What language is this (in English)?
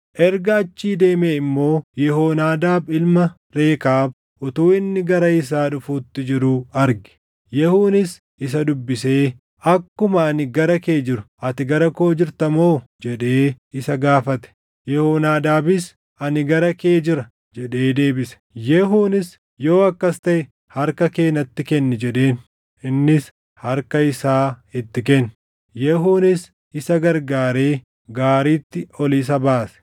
Oromo